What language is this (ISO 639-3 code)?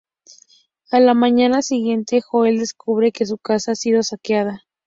spa